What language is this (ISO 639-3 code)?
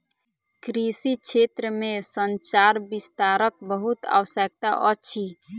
mai